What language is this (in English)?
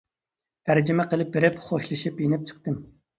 Uyghur